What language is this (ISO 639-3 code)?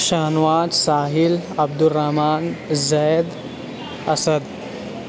urd